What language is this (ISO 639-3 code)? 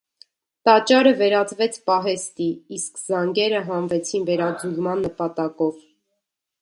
hye